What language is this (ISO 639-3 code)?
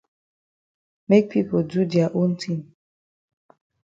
wes